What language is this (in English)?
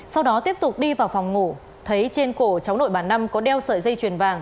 Vietnamese